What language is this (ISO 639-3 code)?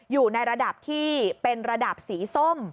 tha